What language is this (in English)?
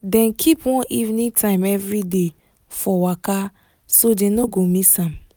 Nigerian Pidgin